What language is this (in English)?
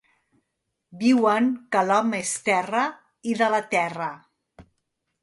Catalan